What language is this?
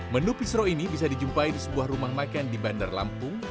Indonesian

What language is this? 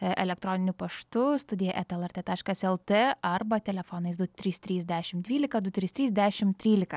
Lithuanian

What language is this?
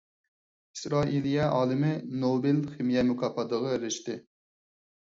Uyghur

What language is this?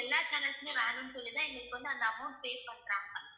Tamil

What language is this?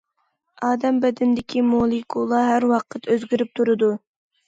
Uyghur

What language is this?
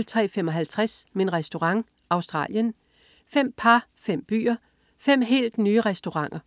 Danish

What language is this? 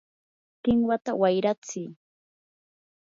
Yanahuanca Pasco Quechua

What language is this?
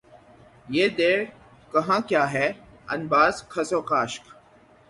Urdu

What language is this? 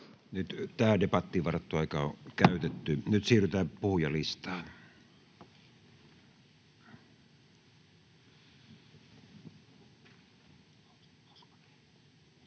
Finnish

